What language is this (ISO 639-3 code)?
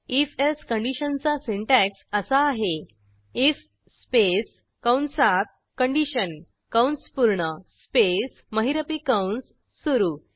mar